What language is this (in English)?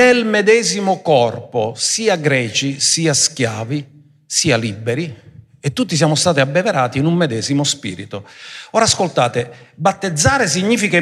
Italian